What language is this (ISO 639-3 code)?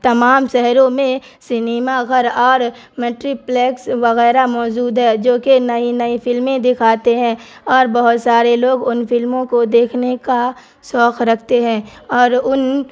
urd